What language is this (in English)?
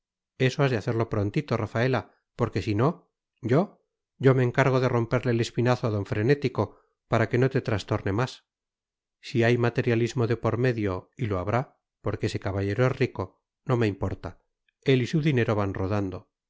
Spanish